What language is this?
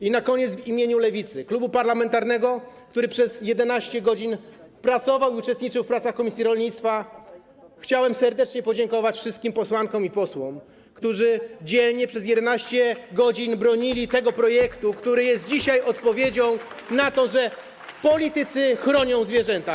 Polish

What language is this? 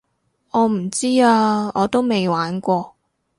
Cantonese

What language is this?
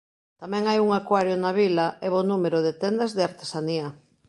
Galician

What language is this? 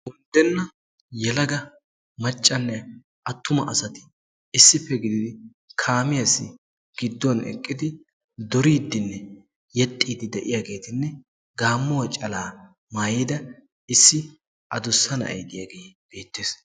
Wolaytta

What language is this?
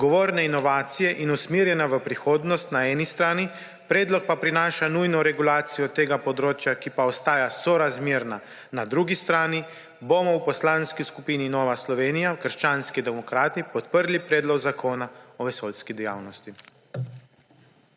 Slovenian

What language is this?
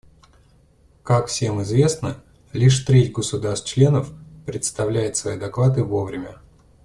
Russian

